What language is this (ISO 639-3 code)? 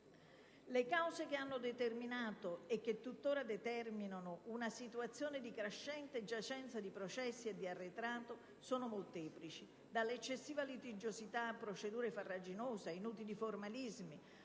ita